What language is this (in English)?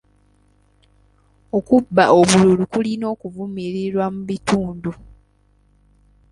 Ganda